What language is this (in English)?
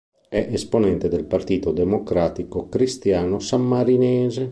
Italian